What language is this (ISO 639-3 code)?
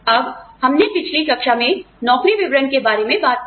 hin